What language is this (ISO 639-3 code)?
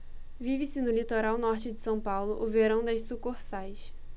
por